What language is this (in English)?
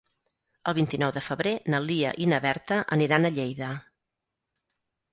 Catalan